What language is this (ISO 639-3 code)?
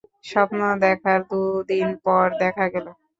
ben